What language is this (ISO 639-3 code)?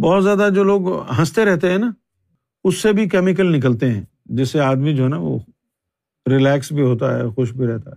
urd